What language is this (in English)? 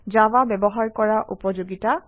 Assamese